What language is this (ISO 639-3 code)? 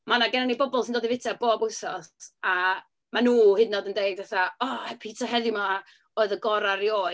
cym